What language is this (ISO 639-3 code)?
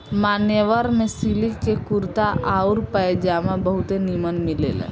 bho